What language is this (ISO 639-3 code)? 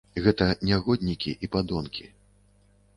bel